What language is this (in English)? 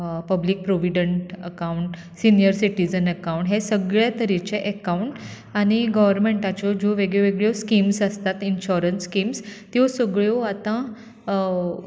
Konkani